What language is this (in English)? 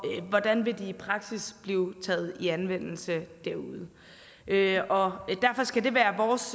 Danish